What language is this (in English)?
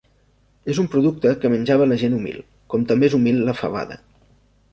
Catalan